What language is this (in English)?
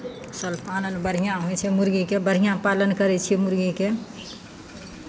Maithili